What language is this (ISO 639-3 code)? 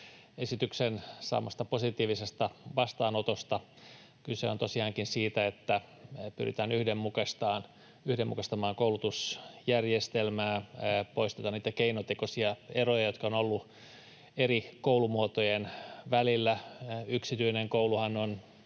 fin